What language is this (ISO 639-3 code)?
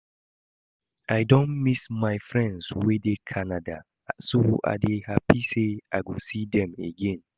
pcm